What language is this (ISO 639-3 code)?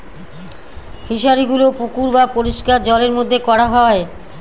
ben